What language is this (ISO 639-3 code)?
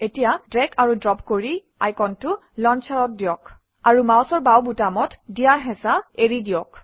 asm